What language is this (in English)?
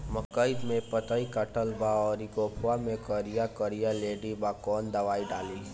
Bhojpuri